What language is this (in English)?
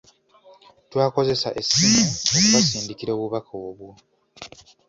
Ganda